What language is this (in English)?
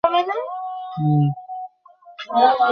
Bangla